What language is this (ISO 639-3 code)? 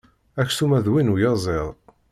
kab